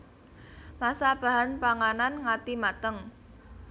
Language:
Javanese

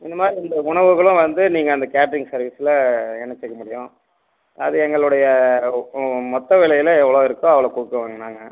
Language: Tamil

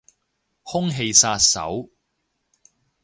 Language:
Cantonese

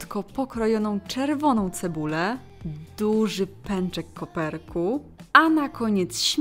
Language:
Polish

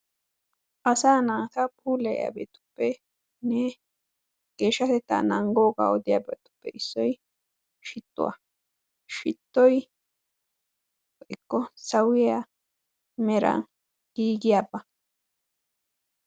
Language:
Wolaytta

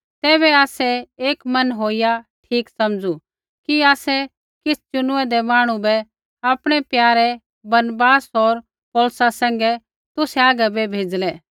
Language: Kullu Pahari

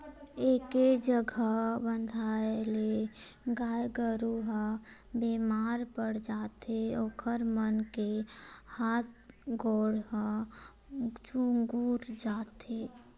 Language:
Chhattisgarhi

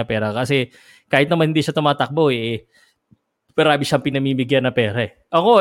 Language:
Filipino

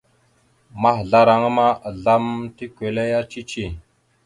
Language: Mada (Cameroon)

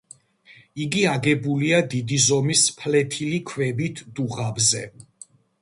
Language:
Georgian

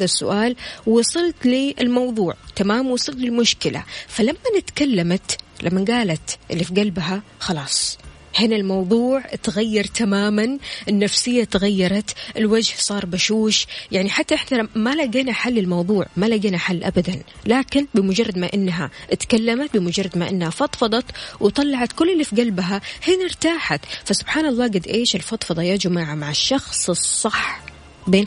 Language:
Arabic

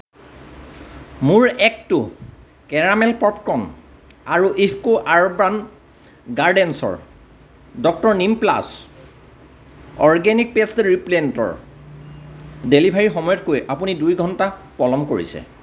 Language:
Assamese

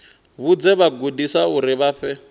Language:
Venda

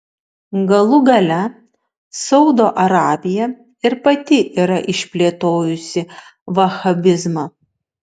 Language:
Lithuanian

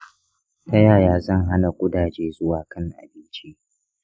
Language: Hausa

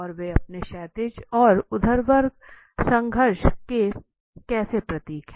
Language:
Hindi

